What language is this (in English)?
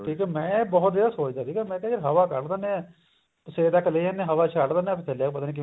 Punjabi